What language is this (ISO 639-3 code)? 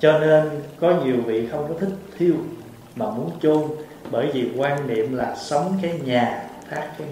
vie